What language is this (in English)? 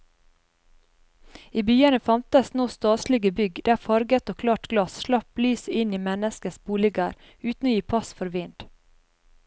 Norwegian